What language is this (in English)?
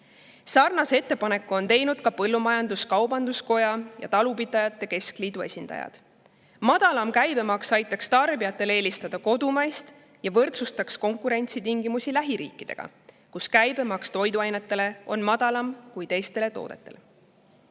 Estonian